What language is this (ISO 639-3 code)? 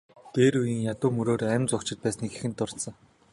mon